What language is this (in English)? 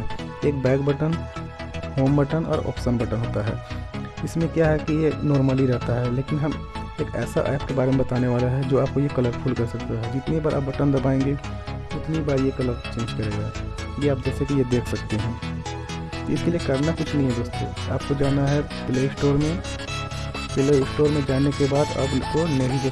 Hindi